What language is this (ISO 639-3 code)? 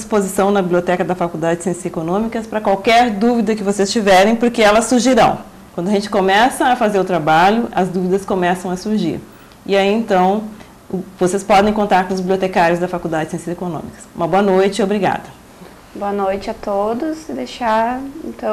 por